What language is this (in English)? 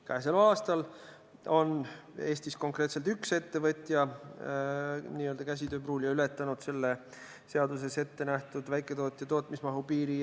Estonian